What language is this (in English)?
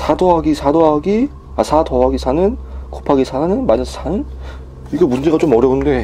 Korean